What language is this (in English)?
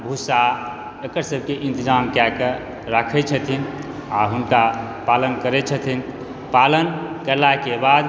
Maithili